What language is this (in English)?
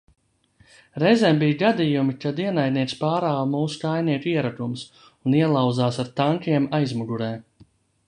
Latvian